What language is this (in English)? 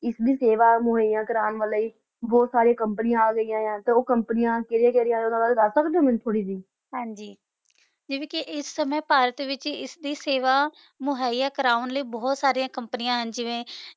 Punjabi